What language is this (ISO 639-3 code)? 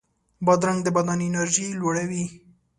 pus